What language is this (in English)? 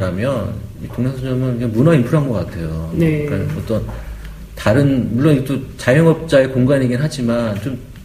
Korean